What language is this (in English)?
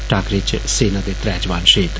Dogri